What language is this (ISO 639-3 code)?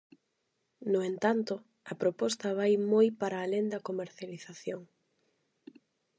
glg